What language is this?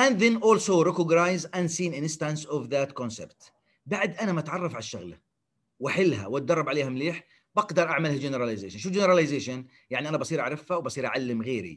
Arabic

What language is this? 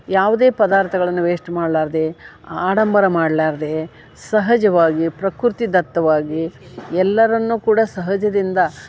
Kannada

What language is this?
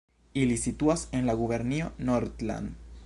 Esperanto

